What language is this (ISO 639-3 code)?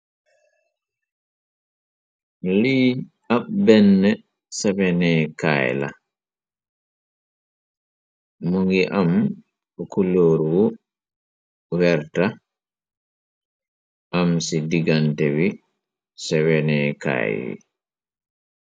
wol